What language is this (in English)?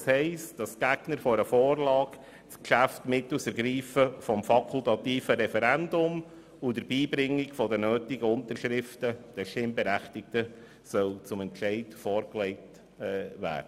Swiss German